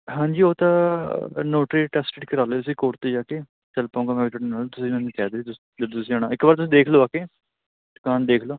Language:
Punjabi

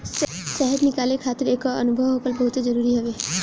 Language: Bhojpuri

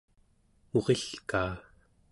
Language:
Central Yupik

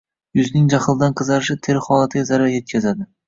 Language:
Uzbek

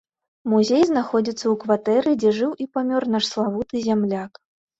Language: Belarusian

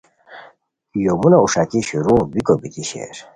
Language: Khowar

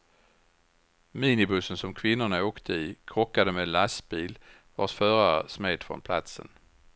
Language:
Swedish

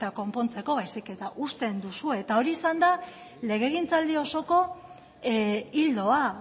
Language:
Basque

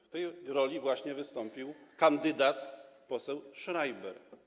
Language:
Polish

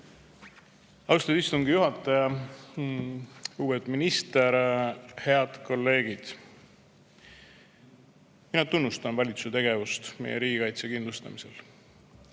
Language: Estonian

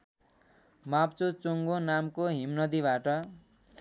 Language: Nepali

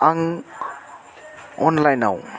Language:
Bodo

